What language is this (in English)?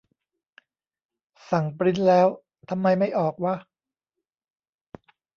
Thai